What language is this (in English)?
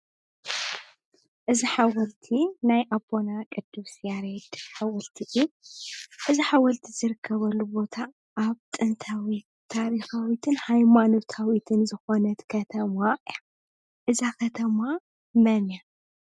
Tigrinya